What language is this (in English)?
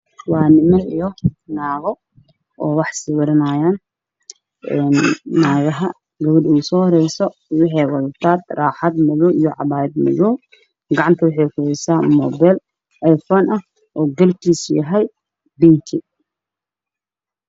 Somali